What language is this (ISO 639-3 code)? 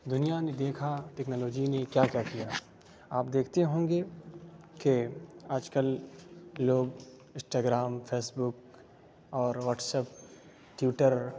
urd